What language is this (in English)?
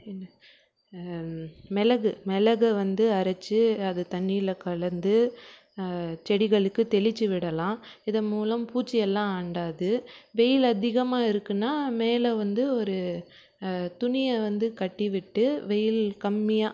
Tamil